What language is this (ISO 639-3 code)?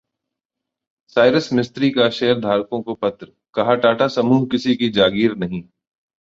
hin